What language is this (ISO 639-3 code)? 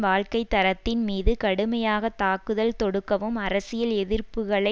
tam